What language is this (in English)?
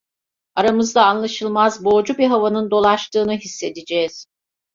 Turkish